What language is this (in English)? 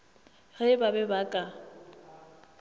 Northern Sotho